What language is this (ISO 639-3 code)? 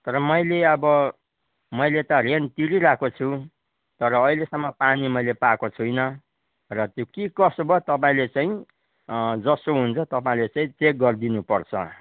nep